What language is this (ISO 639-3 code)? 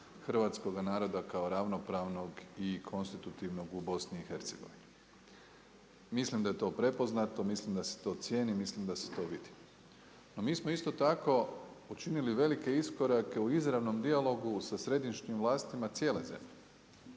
hrv